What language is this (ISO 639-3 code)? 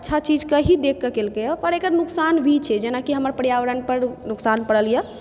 mai